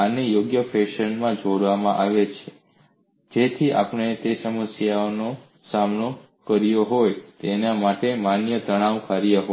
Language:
Gujarati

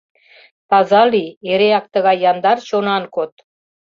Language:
Mari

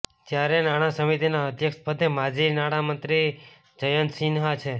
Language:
Gujarati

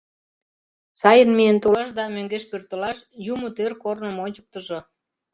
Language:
Mari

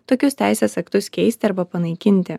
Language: Lithuanian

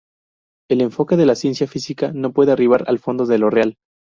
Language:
Spanish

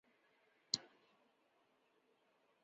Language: Chinese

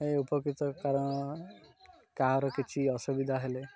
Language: Odia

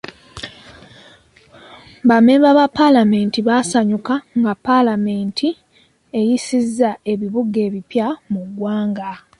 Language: Ganda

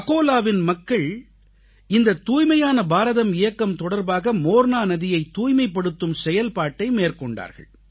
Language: Tamil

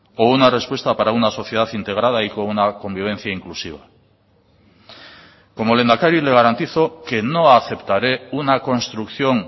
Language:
Spanish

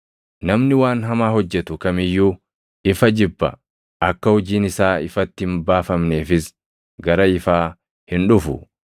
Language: Oromo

